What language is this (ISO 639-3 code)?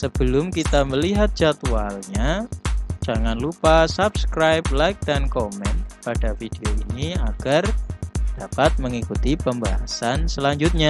ind